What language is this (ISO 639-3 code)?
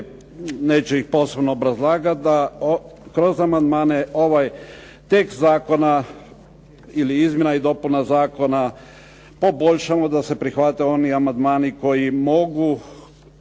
hrv